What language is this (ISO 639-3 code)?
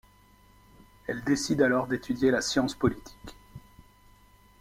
fra